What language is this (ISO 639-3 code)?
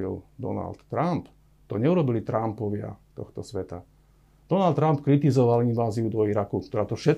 slk